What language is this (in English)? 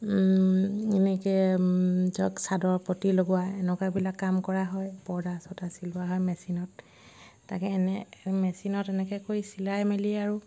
Assamese